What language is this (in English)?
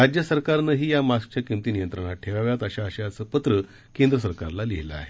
Marathi